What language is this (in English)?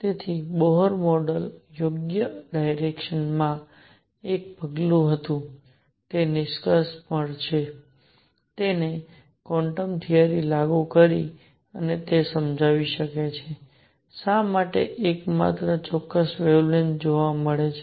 Gujarati